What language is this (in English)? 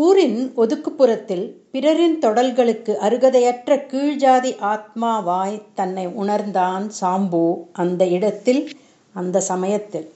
Tamil